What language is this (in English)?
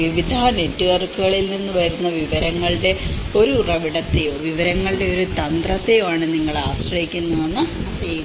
Malayalam